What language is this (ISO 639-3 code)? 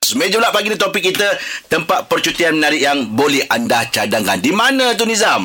msa